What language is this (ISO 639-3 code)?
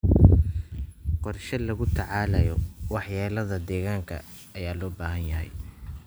som